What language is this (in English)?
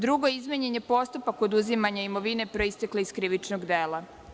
Serbian